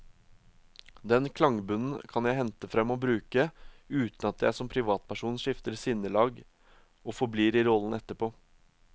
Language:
Norwegian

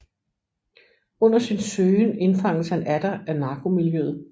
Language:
Danish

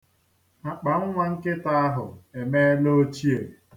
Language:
Igbo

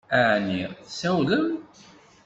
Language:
Kabyle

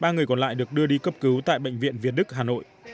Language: Vietnamese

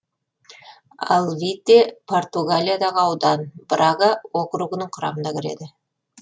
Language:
Kazakh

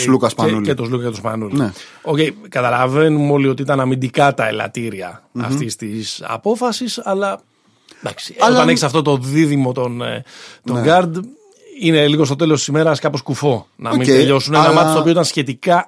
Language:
Greek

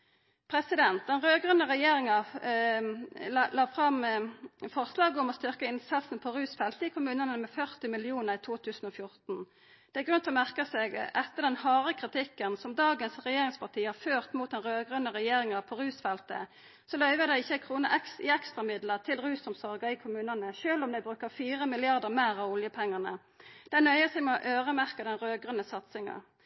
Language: Norwegian Nynorsk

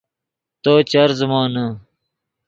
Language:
Yidgha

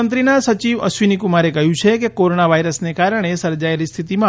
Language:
Gujarati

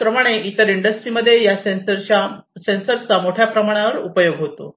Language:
Marathi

